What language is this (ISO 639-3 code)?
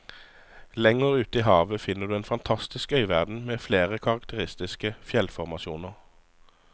nor